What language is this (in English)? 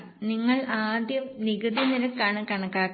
Malayalam